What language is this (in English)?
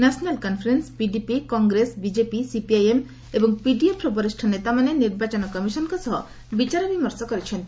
Odia